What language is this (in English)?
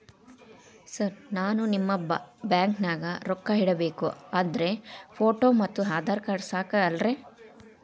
Kannada